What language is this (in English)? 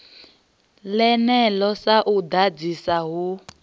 Venda